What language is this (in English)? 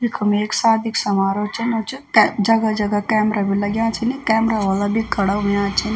Garhwali